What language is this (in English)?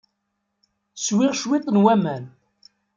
Kabyle